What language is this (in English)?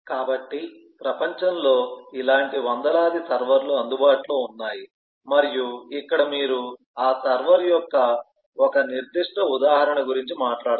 Telugu